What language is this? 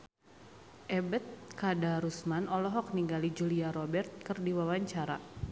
Sundanese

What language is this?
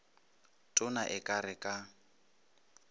Northern Sotho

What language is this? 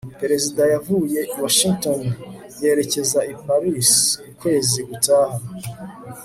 Kinyarwanda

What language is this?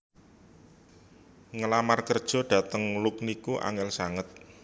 Javanese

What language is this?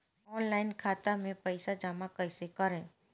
Bhojpuri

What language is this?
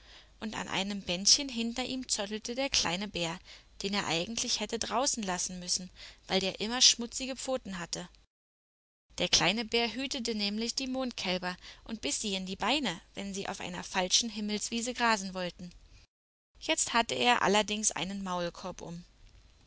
German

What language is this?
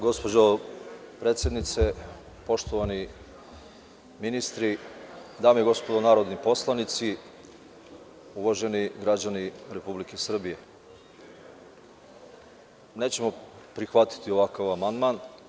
Serbian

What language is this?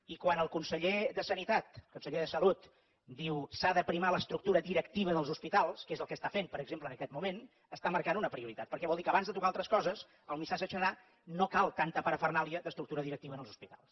Catalan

